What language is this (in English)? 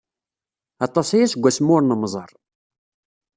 Kabyle